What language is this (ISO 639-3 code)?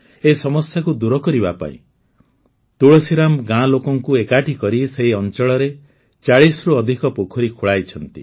ori